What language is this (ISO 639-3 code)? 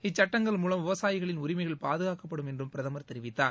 tam